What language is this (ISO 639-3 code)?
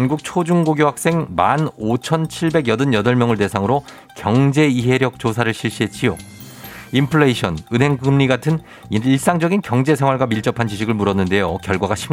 kor